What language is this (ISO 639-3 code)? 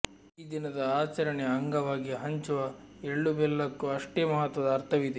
kan